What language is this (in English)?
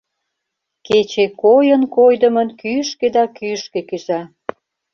Mari